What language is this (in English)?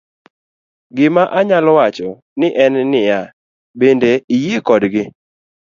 Luo (Kenya and Tanzania)